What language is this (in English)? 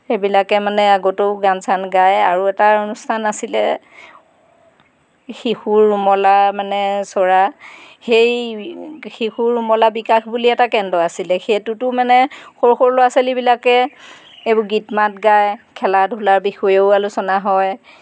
Assamese